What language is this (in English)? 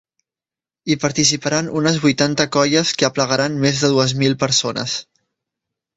Catalan